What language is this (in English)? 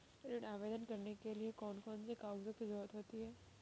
Hindi